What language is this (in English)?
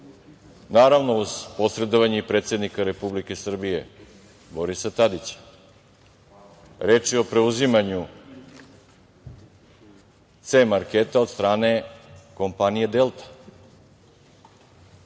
Serbian